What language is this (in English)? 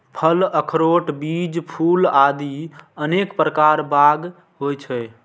Maithili